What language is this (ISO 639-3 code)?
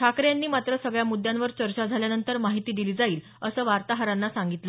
mar